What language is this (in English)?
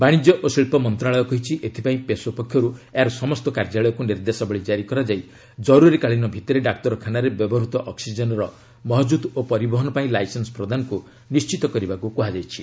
Odia